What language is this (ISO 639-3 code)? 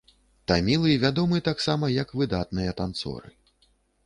bel